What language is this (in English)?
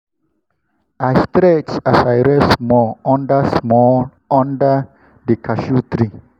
Nigerian Pidgin